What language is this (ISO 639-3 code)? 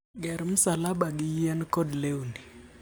luo